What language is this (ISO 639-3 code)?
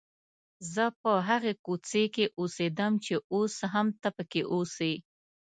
pus